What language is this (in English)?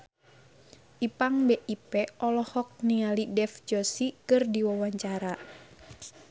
Sundanese